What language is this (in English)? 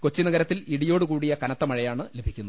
Malayalam